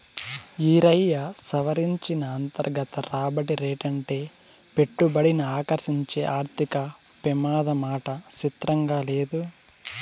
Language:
Telugu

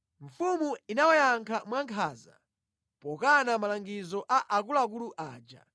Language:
Nyanja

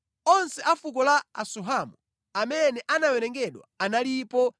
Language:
Nyanja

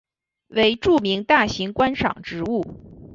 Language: Chinese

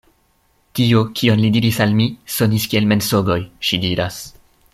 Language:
Esperanto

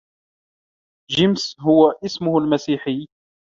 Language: Arabic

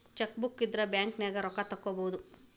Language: Kannada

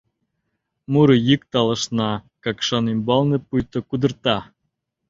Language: Mari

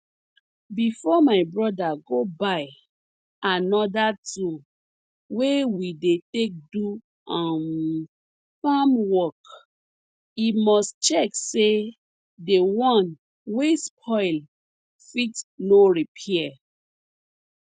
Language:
Nigerian Pidgin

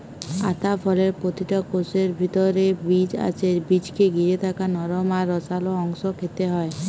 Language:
Bangla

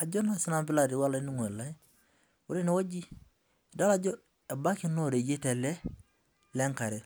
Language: Masai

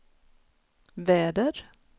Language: Swedish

